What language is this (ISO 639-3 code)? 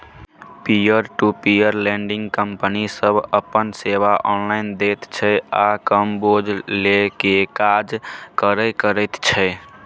mai